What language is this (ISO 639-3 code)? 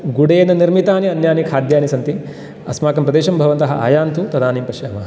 san